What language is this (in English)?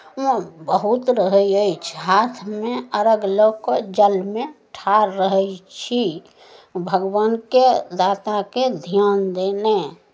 Maithili